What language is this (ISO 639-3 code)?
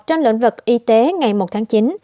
vie